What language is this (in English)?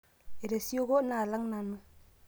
Masai